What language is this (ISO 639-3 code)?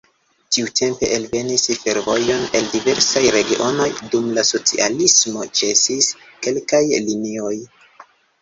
epo